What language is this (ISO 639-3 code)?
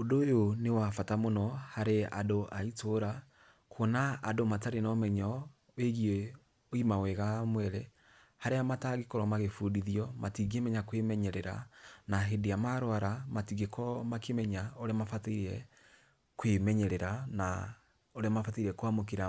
kik